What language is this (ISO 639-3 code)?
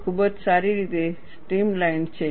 guj